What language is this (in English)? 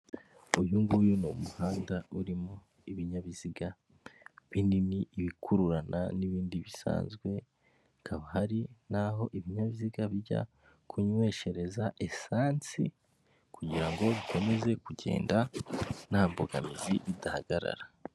Kinyarwanda